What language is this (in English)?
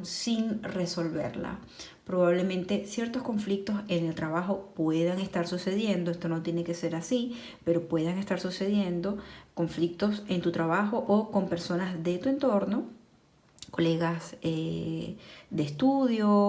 Spanish